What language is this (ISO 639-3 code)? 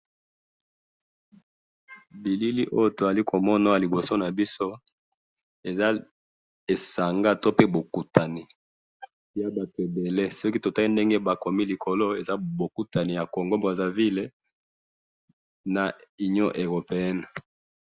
lin